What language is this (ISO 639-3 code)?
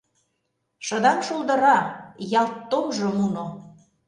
chm